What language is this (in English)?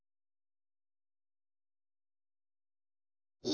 Japanese